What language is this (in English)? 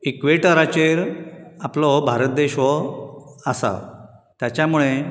Konkani